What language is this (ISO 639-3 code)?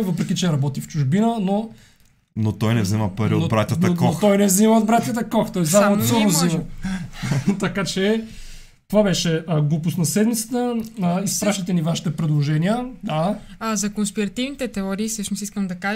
bul